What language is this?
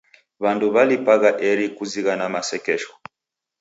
Taita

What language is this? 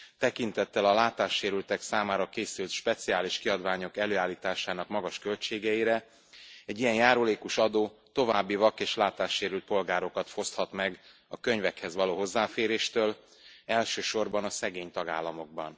Hungarian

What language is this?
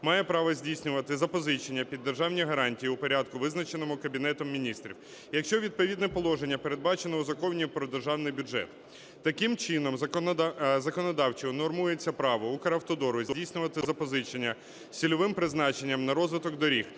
Ukrainian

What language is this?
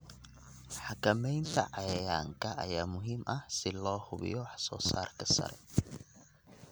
Somali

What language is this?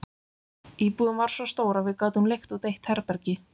Icelandic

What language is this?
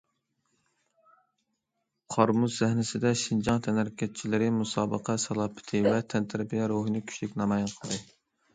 Uyghur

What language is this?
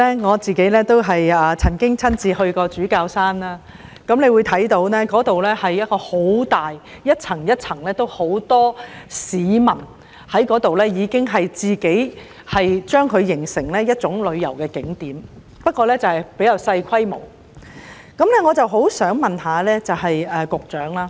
Cantonese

